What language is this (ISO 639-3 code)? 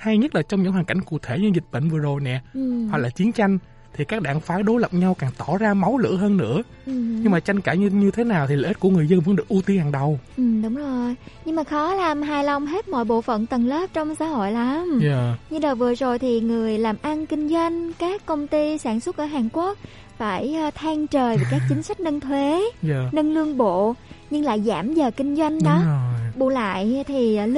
vie